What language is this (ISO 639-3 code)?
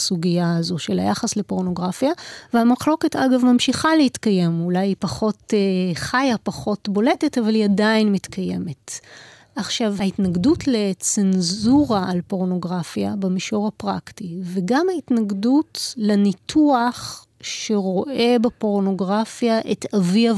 heb